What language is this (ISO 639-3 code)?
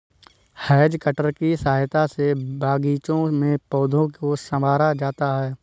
hin